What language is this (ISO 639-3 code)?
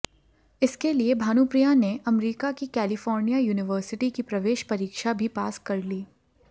hin